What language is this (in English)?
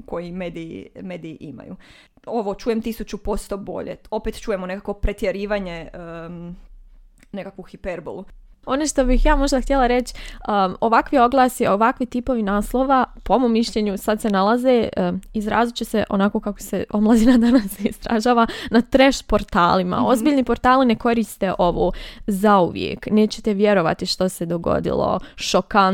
Croatian